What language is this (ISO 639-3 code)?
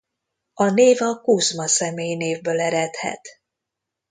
hun